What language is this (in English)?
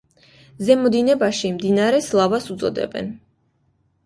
Georgian